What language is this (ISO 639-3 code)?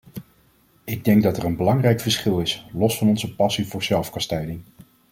nld